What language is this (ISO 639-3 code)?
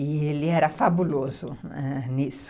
por